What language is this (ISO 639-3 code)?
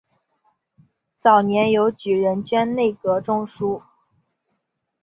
zho